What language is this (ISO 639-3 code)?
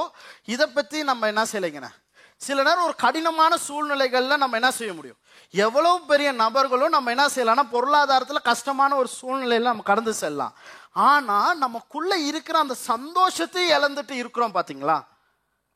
tam